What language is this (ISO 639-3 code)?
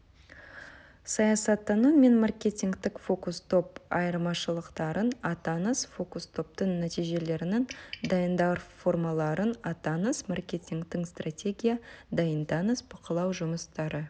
kaz